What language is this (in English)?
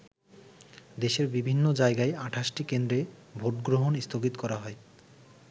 Bangla